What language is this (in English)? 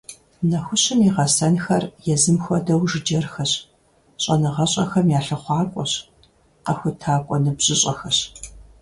Kabardian